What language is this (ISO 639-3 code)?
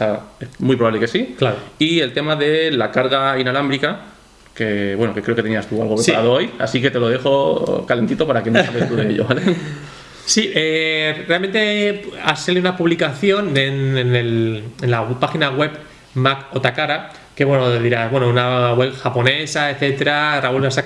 spa